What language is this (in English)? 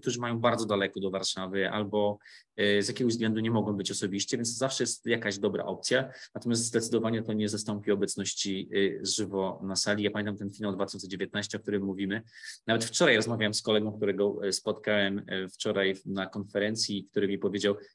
Polish